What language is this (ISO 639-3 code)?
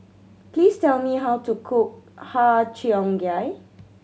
eng